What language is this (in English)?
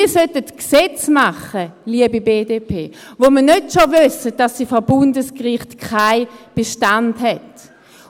Swiss German